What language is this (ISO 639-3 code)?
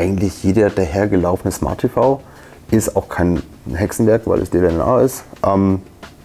deu